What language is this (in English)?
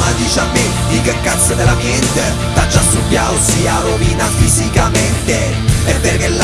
Italian